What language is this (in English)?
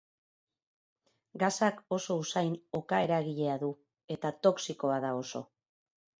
Basque